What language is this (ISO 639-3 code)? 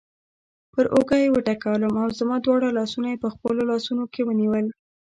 pus